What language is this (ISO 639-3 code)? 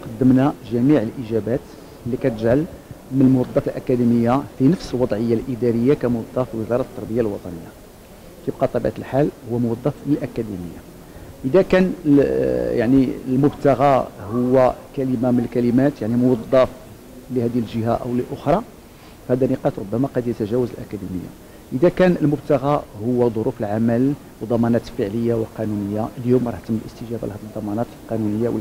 ara